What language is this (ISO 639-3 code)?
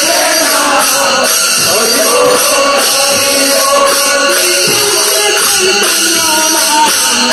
ara